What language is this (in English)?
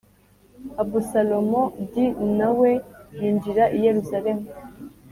Kinyarwanda